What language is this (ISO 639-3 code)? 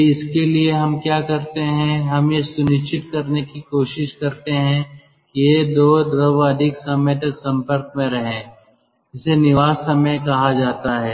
hin